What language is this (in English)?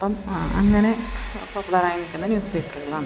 Malayalam